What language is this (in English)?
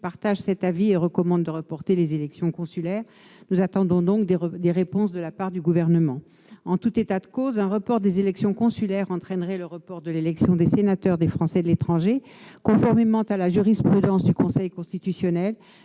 French